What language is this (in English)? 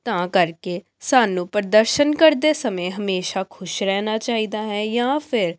Punjabi